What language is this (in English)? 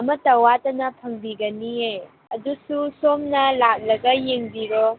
Manipuri